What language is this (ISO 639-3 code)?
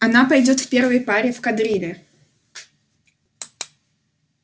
rus